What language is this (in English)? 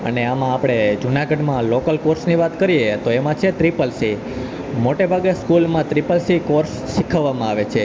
Gujarati